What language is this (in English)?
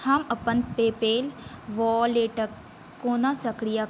Maithili